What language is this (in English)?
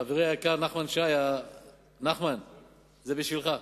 Hebrew